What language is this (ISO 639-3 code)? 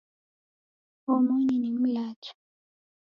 dav